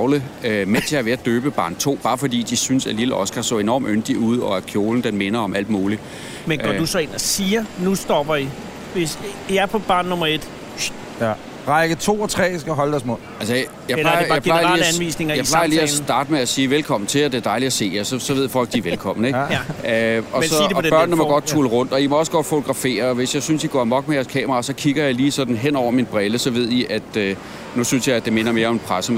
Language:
Danish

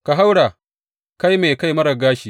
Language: Hausa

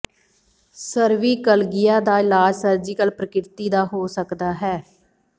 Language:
Punjabi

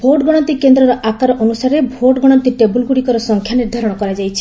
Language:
Odia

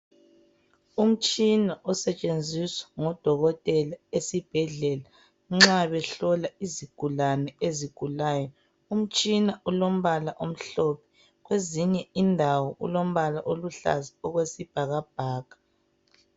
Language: North Ndebele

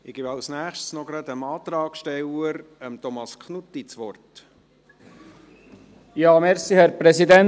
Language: Swiss German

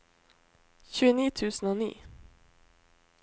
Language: Norwegian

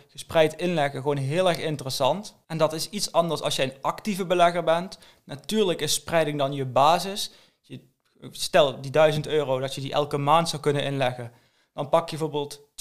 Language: Dutch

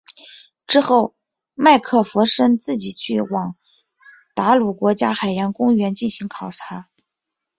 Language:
Chinese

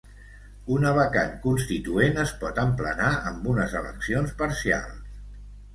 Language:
Catalan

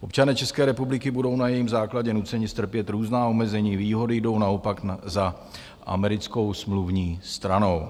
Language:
Czech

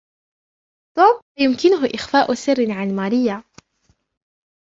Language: Arabic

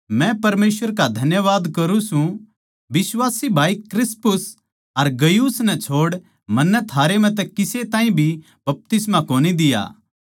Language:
Haryanvi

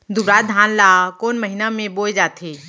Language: Chhattisgarhi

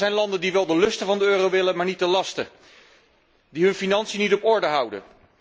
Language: Dutch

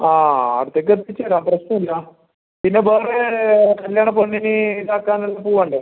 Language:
Malayalam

